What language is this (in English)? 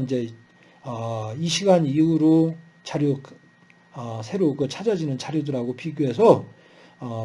Korean